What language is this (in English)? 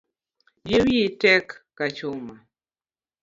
Luo (Kenya and Tanzania)